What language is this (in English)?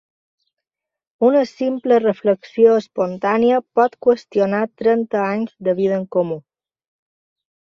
Catalan